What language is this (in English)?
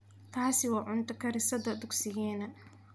Somali